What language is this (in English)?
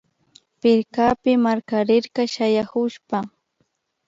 Imbabura Highland Quichua